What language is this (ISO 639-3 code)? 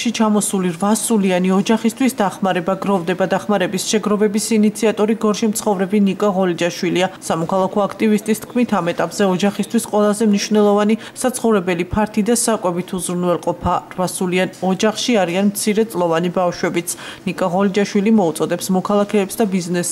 tur